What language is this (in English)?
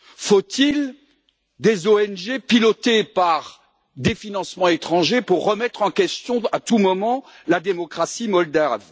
French